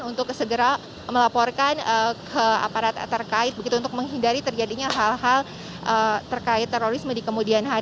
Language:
Indonesian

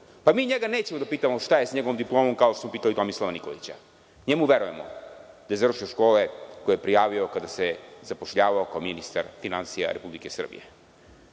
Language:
Serbian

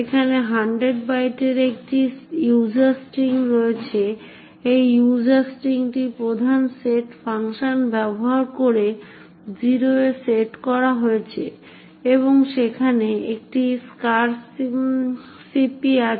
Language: Bangla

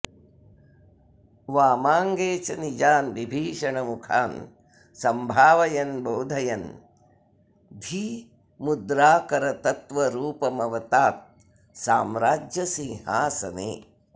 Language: Sanskrit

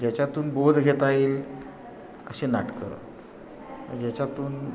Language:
Marathi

